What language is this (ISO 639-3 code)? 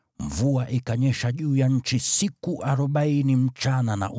swa